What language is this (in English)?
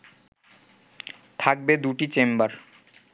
Bangla